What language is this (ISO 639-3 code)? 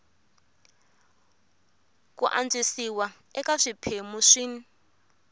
tso